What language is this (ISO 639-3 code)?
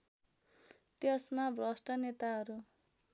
nep